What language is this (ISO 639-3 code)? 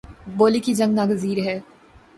urd